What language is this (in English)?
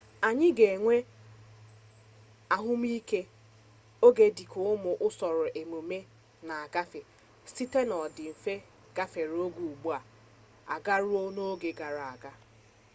Igbo